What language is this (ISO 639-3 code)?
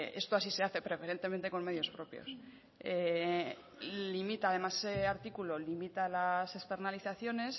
spa